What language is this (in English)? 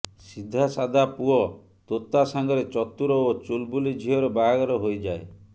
Odia